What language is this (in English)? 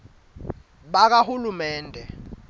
Swati